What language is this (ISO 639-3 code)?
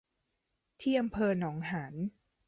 tha